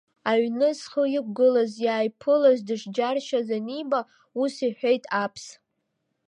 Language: Abkhazian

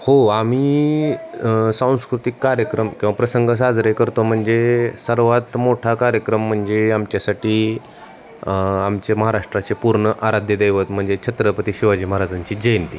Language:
Marathi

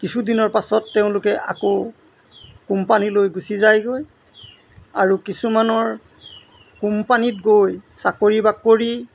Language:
Assamese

